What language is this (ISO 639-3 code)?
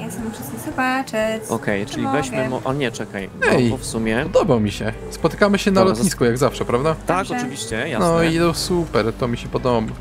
pol